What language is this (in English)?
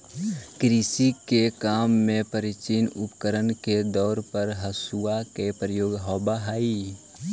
Magahi